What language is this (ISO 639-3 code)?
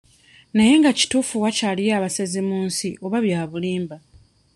lug